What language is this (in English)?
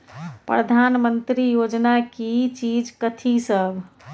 Maithili